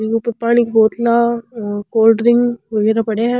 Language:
Rajasthani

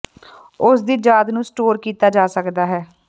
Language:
Punjabi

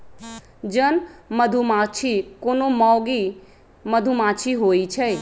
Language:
Magahi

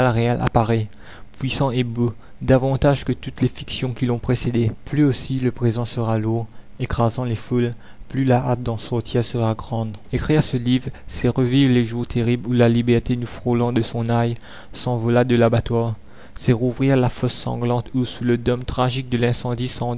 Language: French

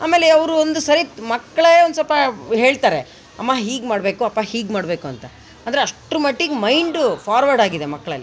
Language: Kannada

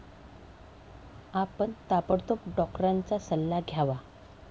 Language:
Marathi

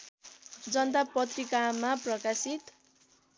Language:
Nepali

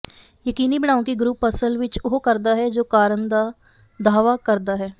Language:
Punjabi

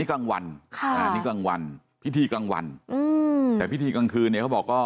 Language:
Thai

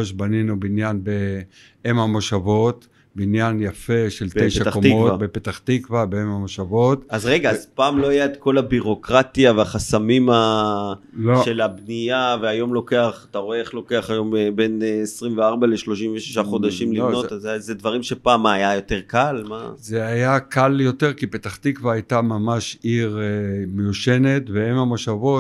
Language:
Hebrew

